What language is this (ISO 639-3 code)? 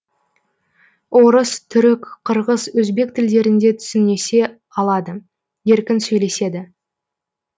kaz